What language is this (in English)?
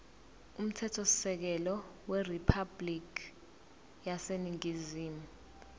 Zulu